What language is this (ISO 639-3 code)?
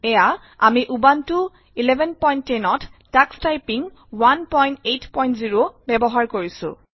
asm